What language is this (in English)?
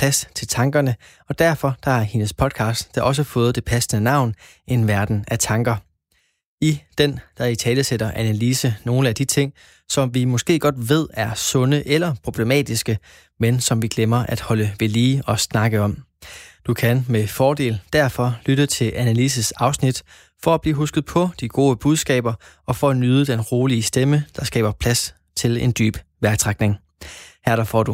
Danish